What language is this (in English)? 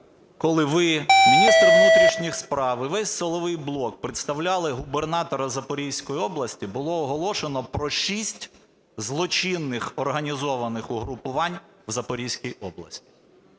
Ukrainian